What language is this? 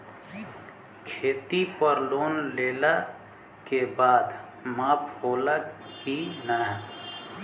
Bhojpuri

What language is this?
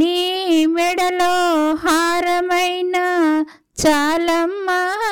Telugu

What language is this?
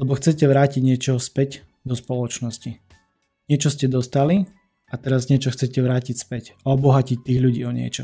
Slovak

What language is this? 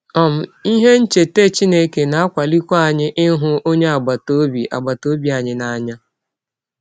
Igbo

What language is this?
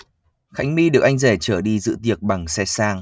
Vietnamese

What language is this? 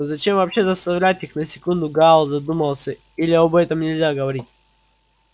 Russian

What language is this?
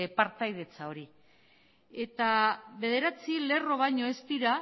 Basque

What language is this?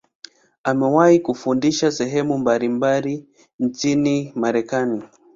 Swahili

